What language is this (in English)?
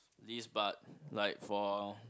English